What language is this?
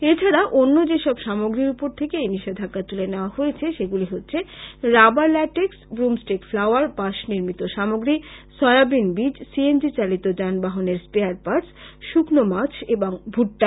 Bangla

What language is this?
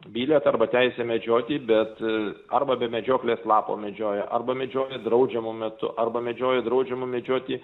Lithuanian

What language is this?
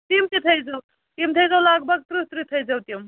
Kashmiri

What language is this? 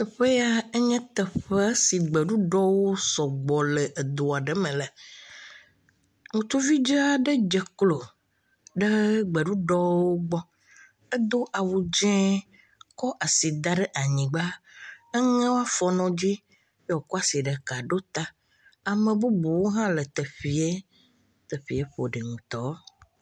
Ewe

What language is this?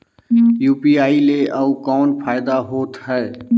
Chhattisgarhi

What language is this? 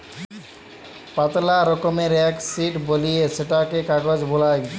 Bangla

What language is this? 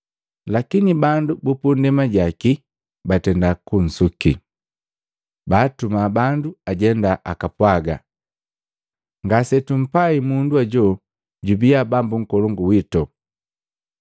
Matengo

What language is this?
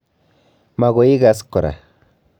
Kalenjin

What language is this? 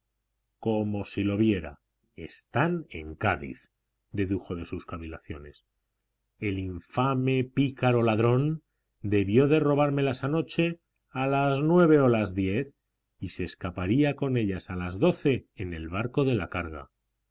Spanish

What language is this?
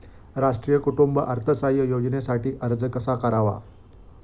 Marathi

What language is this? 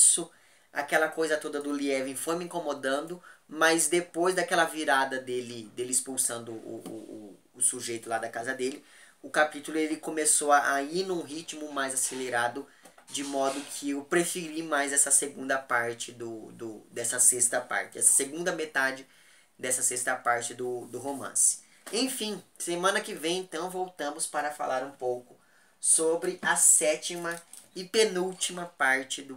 Portuguese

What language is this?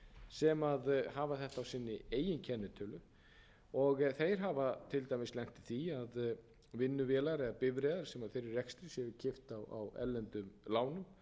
Icelandic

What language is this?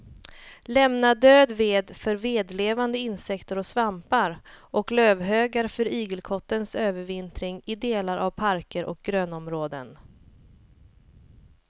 Swedish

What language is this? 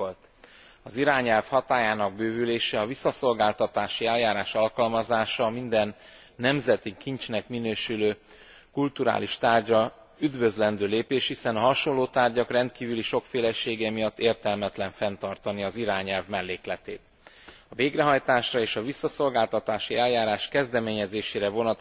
Hungarian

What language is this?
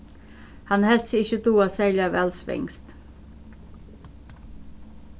Faroese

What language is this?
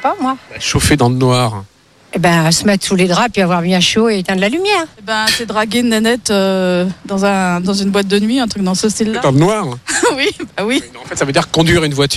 French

